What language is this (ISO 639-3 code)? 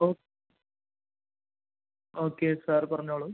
mal